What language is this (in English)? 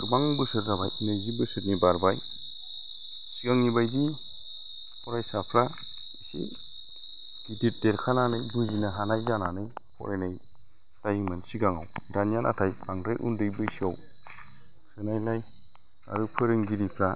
Bodo